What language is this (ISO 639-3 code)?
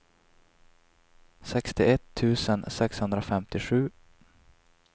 swe